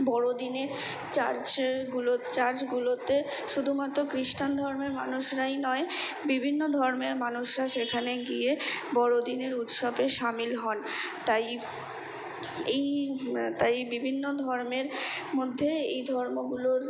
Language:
Bangla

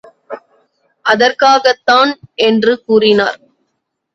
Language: Tamil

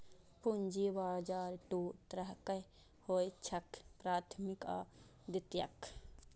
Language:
Maithili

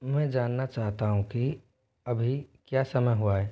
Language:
Hindi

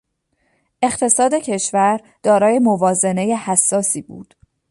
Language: Persian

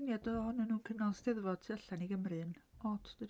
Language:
Welsh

